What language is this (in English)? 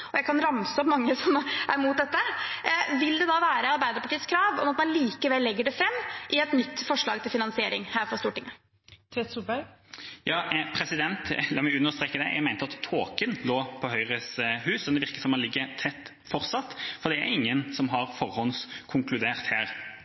Norwegian Bokmål